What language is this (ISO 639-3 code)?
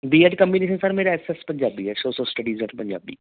pan